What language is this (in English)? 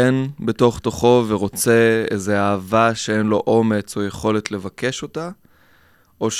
Hebrew